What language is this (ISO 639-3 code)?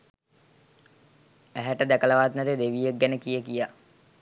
sin